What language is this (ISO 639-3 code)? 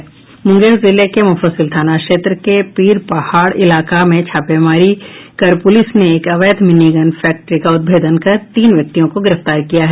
hin